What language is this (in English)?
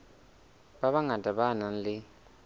Southern Sotho